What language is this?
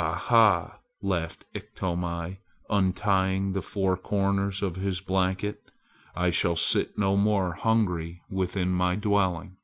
English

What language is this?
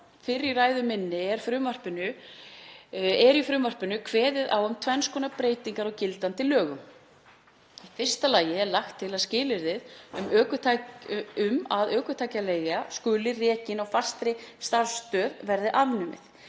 Icelandic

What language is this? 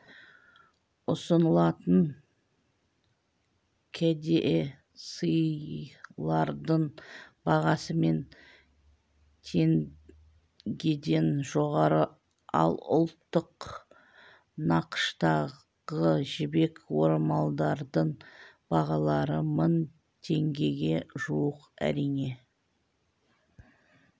Kazakh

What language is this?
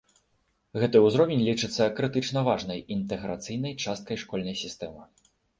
Belarusian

